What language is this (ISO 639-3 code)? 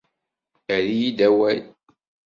kab